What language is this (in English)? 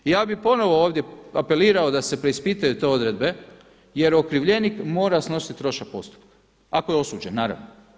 Croatian